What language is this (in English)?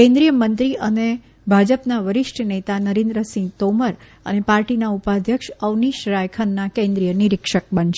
Gujarati